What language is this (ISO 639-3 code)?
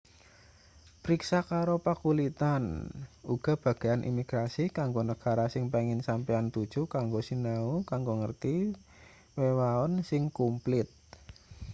jav